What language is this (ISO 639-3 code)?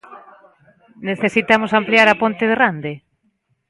glg